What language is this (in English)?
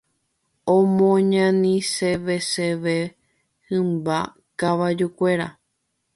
Guarani